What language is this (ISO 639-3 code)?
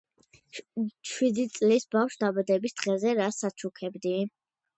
kat